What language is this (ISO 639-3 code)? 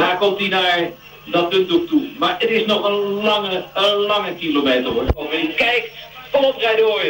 nld